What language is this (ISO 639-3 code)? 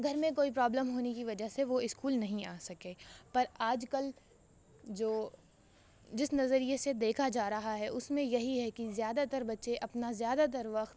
urd